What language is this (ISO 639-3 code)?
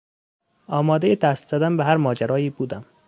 fas